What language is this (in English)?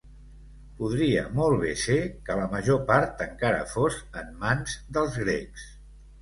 Catalan